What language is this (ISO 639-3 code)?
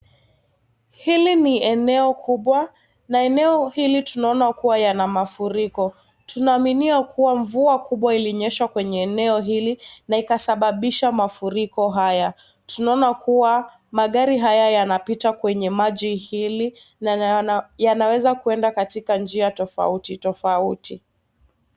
swa